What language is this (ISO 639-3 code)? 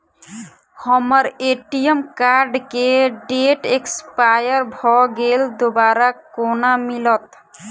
mai